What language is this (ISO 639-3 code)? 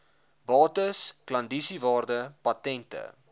afr